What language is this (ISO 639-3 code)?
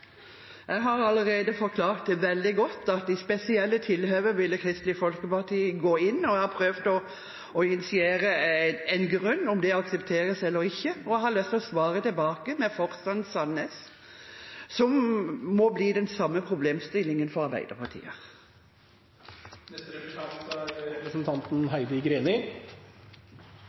nor